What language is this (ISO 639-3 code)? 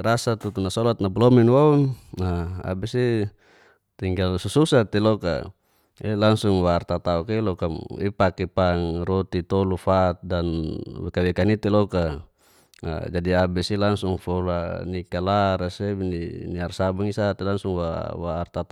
ges